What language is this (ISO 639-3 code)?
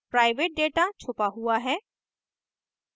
hin